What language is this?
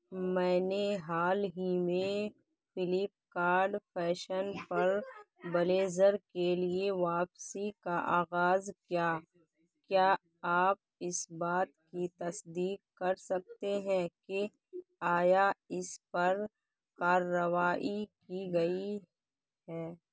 Urdu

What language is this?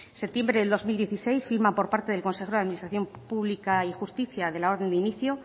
Spanish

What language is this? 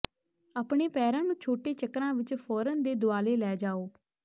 Punjabi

